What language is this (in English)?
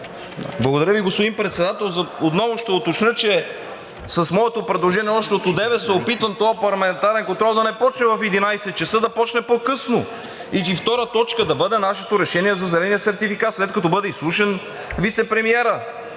Bulgarian